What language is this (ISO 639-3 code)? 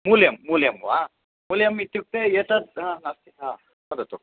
san